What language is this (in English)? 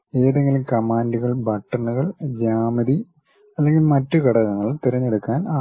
Malayalam